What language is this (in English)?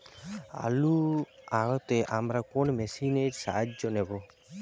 Bangla